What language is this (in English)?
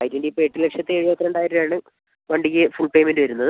Malayalam